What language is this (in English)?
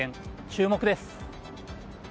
Japanese